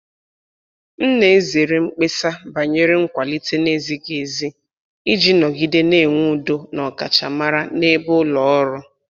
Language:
Igbo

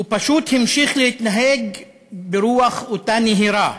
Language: Hebrew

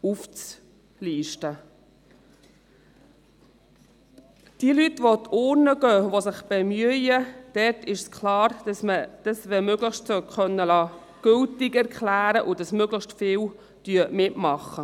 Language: Swiss German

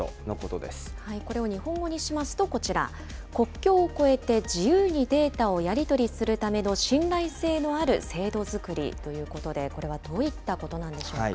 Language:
Japanese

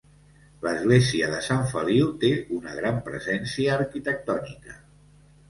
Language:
Catalan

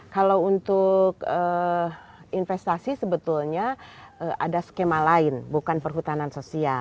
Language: Indonesian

